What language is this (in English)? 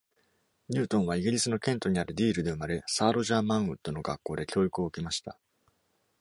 Japanese